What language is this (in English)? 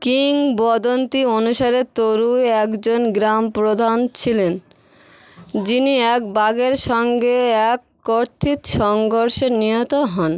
Bangla